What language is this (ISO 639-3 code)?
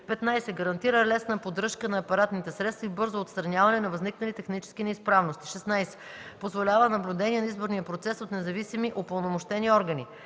bul